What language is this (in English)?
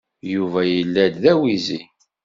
Kabyle